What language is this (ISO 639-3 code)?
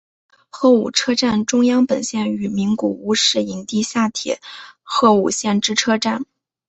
zho